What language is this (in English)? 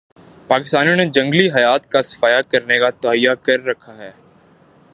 Urdu